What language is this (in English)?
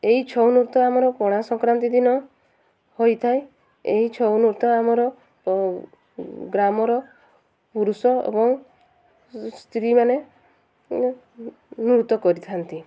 Odia